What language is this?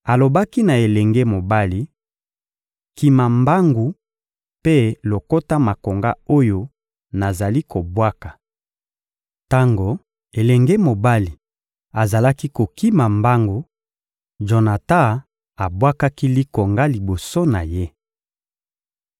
Lingala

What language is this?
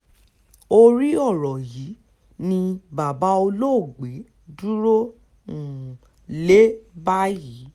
Yoruba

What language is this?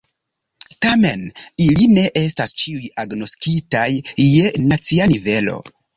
Esperanto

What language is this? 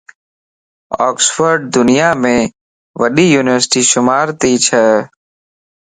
Lasi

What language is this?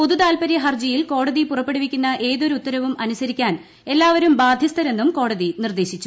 Malayalam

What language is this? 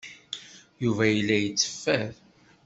Kabyle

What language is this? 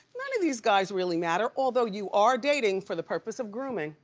English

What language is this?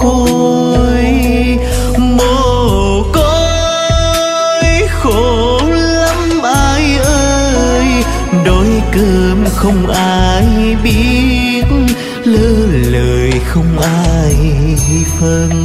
Vietnamese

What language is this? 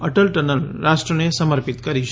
Gujarati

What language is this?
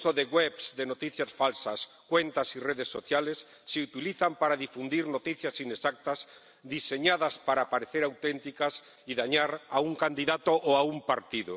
Spanish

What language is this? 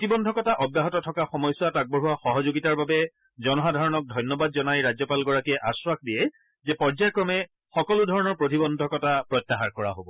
Assamese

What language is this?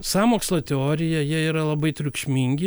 Lithuanian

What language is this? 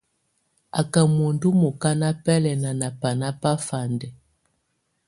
Tunen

